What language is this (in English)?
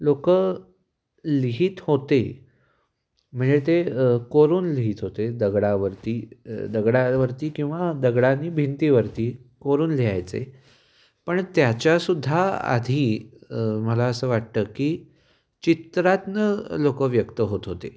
Marathi